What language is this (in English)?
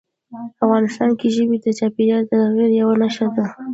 Pashto